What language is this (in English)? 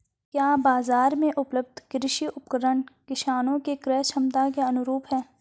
Hindi